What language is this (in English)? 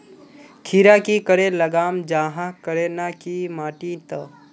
Magahi